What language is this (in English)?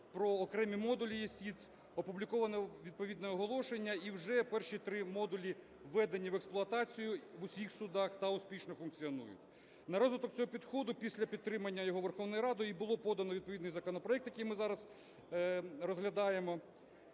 Ukrainian